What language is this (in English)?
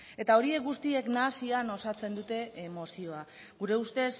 Basque